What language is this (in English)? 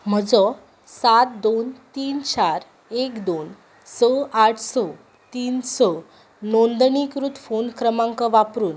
Konkani